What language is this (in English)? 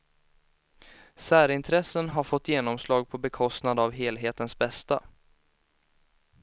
Swedish